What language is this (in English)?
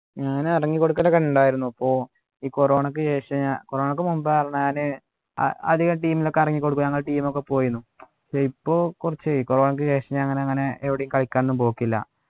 Malayalam